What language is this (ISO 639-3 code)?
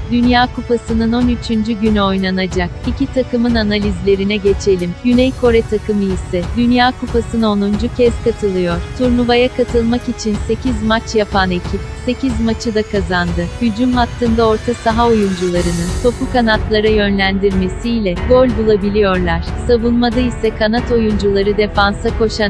tur